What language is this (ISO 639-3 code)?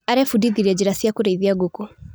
kik